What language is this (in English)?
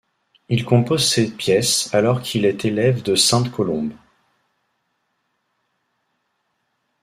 French